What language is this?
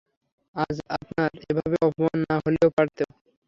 Bangla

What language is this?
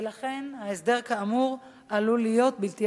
Hebrew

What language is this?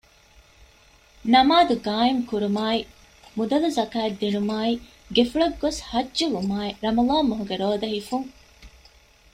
Divehi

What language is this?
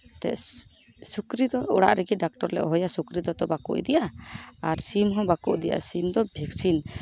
Santali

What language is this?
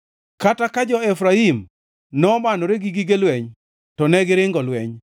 Luo (Kenya and Tanzania)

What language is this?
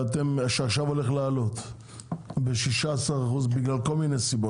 Hebrew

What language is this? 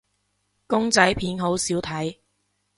Cantonese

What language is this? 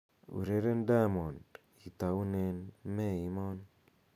Kalenjin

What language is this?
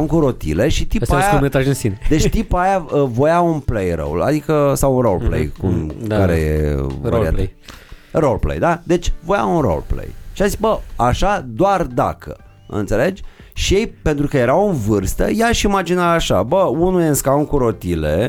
Romanian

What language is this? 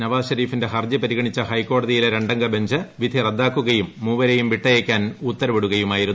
Malayalam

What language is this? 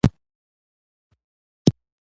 Pashto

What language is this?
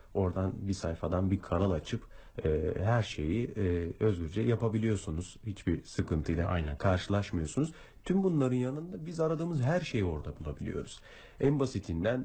Turkish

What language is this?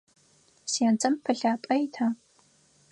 Adyghe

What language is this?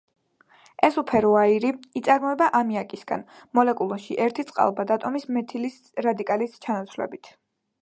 Georgian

